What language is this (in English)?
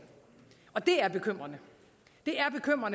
Danish